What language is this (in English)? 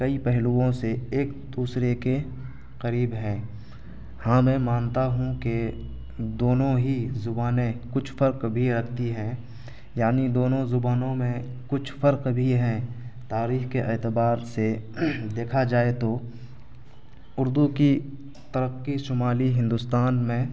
Urdu